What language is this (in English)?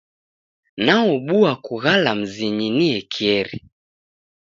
Taita